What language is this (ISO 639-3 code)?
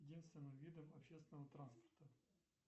rus